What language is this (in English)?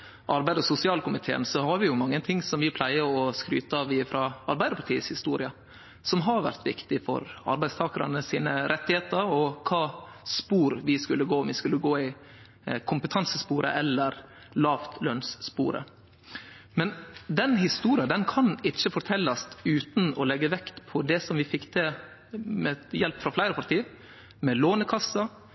Norwegian Nynorsk